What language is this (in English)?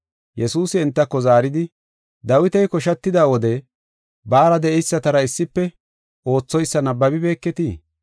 Gofa